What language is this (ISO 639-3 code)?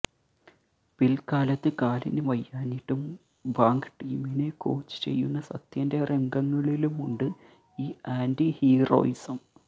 mal